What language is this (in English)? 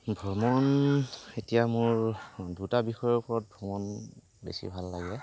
Assamese